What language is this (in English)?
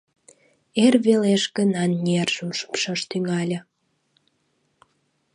Mari